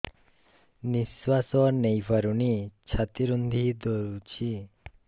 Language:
Odia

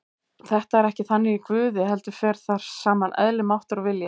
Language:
Icelandic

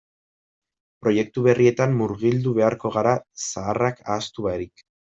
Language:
Basque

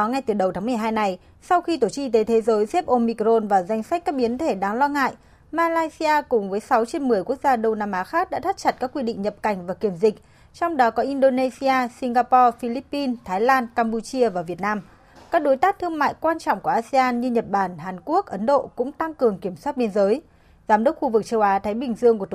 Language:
Vietnamese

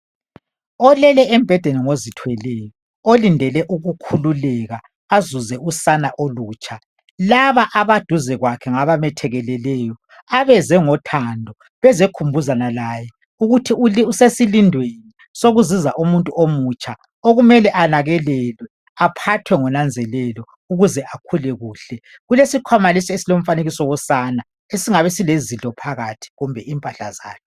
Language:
North Ndebele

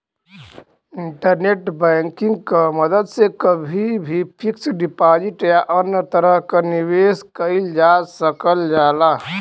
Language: Bhojpuri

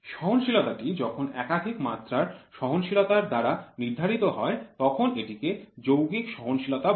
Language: Bangla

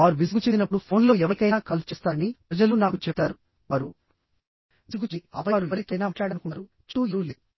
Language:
Telugu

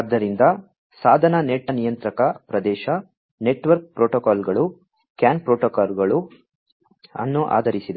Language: Kannada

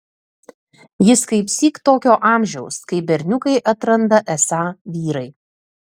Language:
Lithuanian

